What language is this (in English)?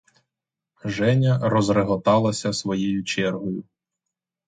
Ukrainian